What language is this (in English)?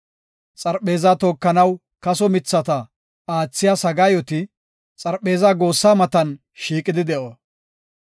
Gofa